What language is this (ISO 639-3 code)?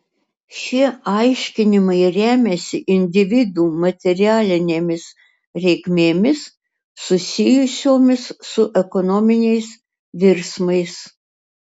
lit